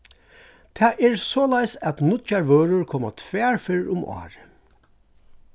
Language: Faroese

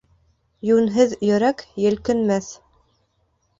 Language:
Bashkir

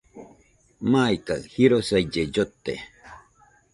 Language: Nüpode Huitoto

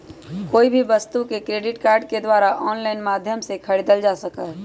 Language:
Magahi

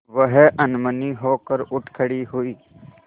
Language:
Hindi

